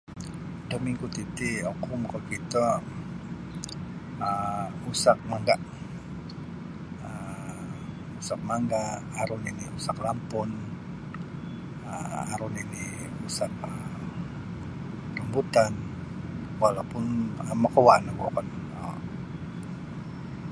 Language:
Sabah Bisaya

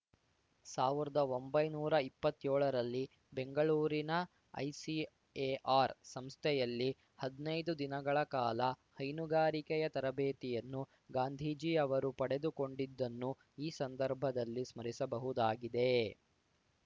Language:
Kannada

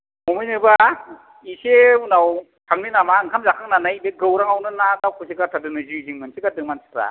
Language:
Bodo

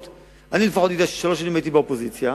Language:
Hebrew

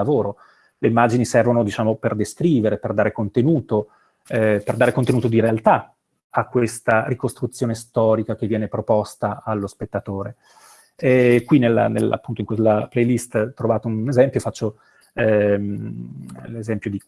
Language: Italian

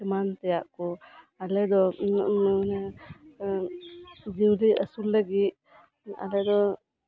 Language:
Santali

